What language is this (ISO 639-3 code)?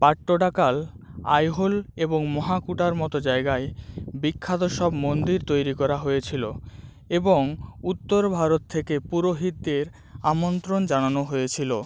ben